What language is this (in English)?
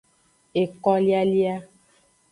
Aja (Benin)